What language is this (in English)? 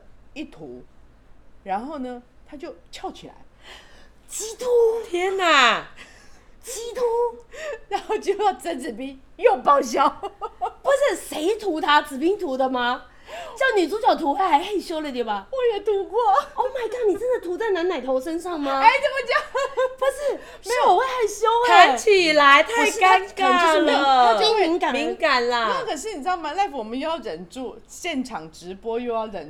Chinese